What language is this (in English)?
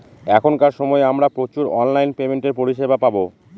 Bangla